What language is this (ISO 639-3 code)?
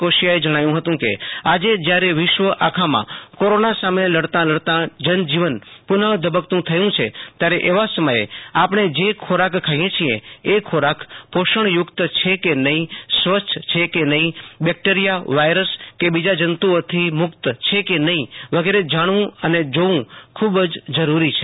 guj